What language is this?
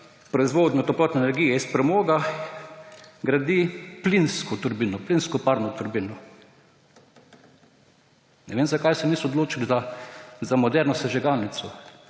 Slovenian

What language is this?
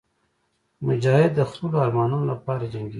Pashto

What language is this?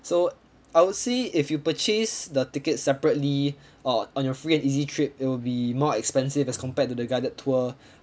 English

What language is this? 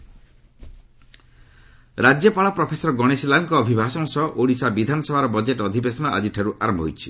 Odia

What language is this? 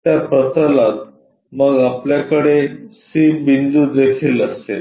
Marathi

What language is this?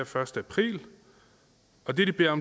Danish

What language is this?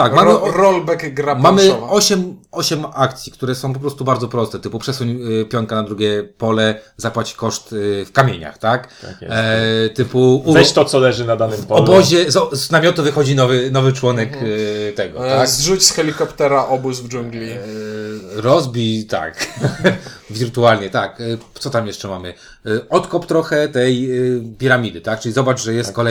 Polish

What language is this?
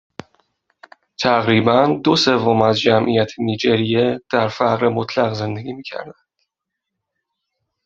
Persian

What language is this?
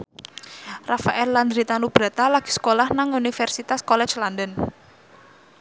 Javanese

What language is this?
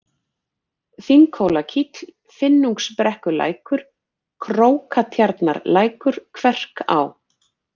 Icelandic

